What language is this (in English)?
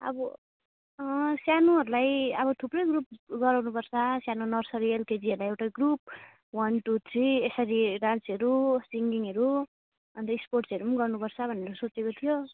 Nepali